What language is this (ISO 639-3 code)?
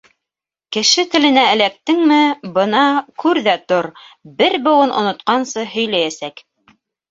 bak